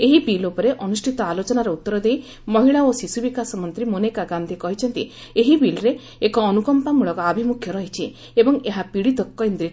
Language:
Odia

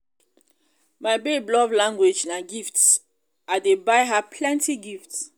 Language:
Nigerian Pidgin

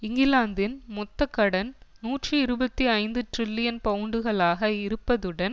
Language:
Tamil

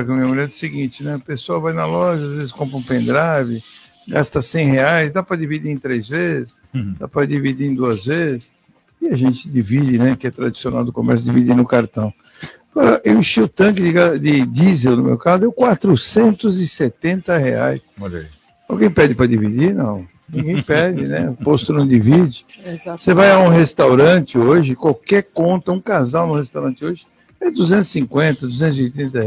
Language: Portuguese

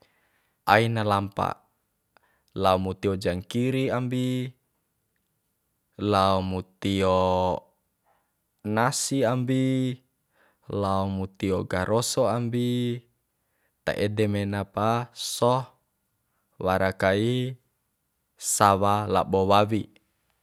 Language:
Bima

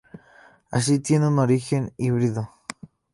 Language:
Spanish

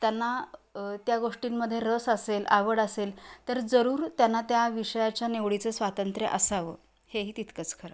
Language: Marathi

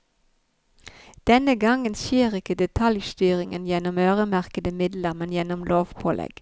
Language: Norwegian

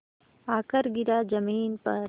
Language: Hindi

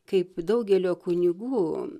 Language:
Lithuanian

